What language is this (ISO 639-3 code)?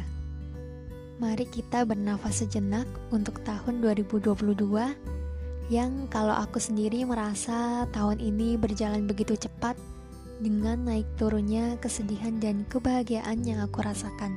ind